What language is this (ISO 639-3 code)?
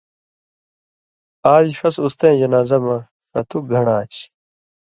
mvy